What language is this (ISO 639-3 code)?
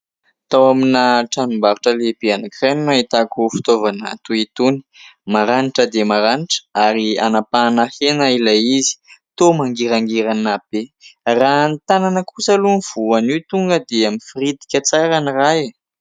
mlg